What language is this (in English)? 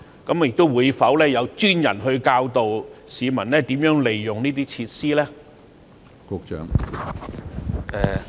Cantonese